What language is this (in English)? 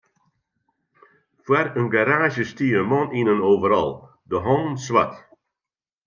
Western Frisian